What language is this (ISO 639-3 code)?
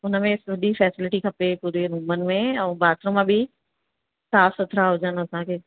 snd